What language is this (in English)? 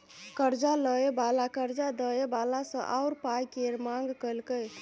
Maithili